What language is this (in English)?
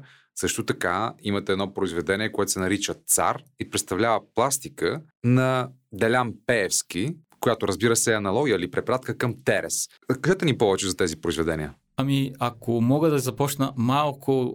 Bulgarian